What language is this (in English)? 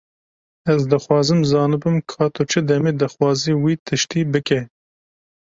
Kurdish